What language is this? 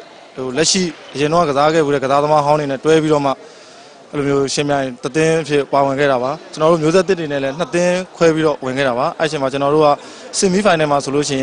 Korean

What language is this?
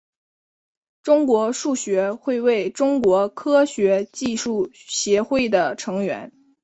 Chinese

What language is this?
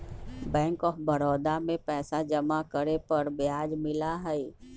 Magahi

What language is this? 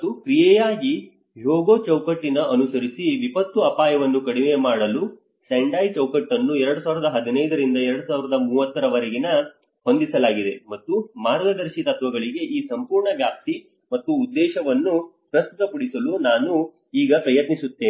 Kannada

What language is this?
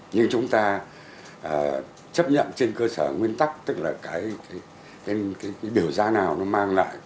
Vietnamese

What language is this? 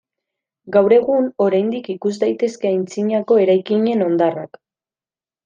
Basque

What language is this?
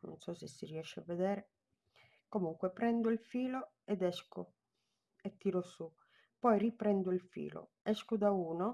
Italian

